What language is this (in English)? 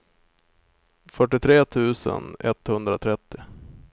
Swedish